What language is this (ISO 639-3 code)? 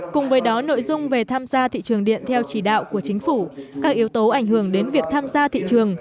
vie